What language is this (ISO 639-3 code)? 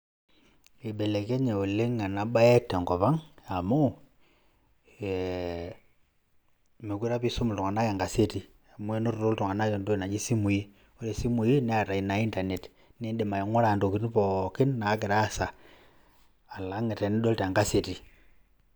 mas